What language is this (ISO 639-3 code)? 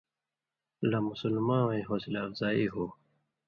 mvy